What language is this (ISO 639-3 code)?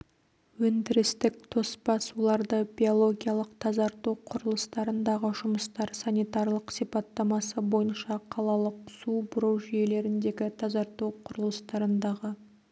kaz